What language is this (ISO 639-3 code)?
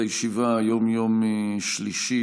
heb